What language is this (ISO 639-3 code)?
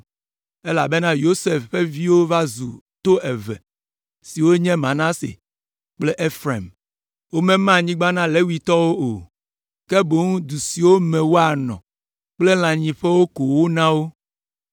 ewe